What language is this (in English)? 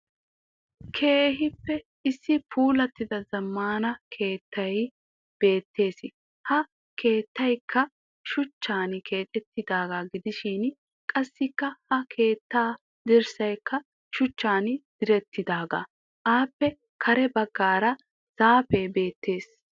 Wolaytta